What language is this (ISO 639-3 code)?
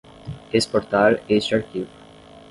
por